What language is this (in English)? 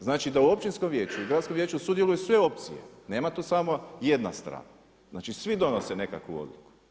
Croatian